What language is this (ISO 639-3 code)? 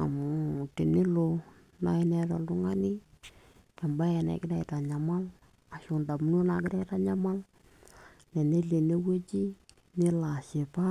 mas